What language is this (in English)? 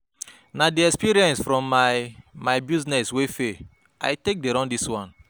Nigerian Pidgin